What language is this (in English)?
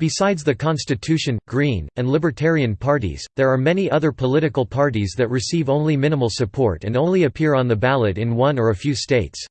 English